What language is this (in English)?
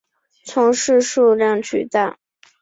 Chinese